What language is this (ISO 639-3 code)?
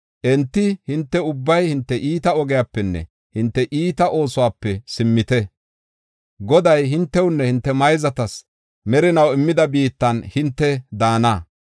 gof